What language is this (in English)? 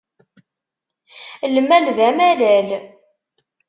Kabyle